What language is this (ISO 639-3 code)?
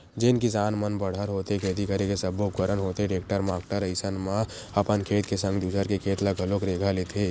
hne